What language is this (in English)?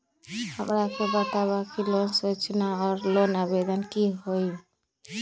Magahi